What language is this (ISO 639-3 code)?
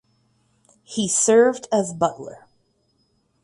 eng